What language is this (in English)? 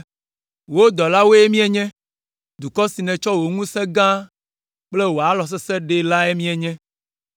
Ewe